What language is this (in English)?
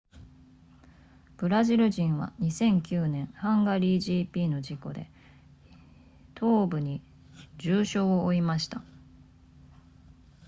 Japanese